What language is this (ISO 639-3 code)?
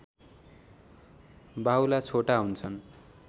nep